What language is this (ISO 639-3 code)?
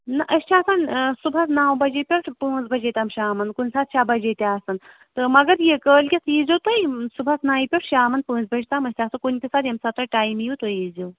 kas